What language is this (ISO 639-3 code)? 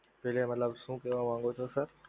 guj